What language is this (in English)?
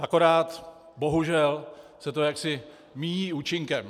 Czech